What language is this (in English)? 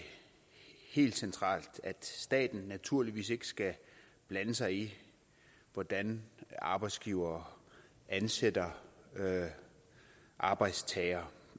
Danish